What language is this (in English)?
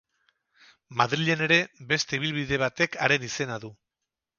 Basque